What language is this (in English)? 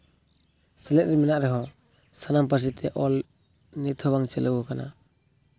Santali